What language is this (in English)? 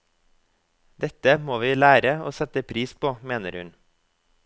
Norwegian